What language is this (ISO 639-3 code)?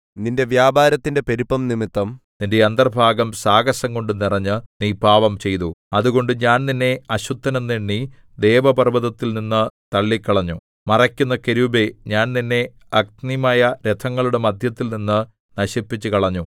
mal